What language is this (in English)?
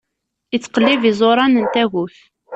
Kabyle